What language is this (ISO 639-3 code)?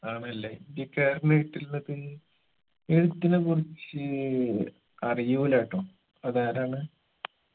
mal